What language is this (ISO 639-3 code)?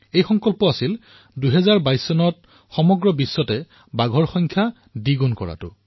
asm